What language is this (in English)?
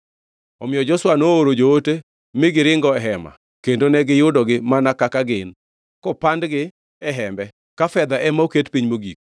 Luo (Kenya and Tanzania)